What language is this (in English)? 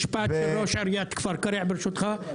Hebrew